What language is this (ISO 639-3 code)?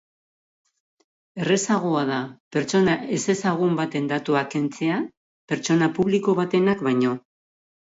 eus